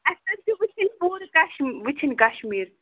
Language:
Kashmiri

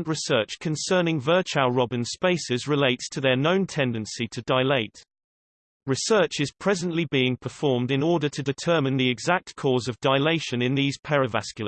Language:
English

